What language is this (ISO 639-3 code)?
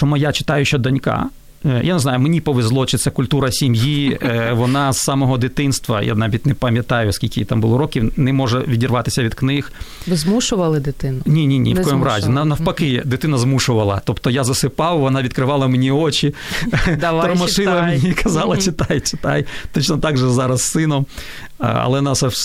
ukr